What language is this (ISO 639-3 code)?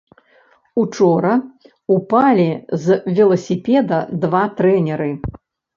bel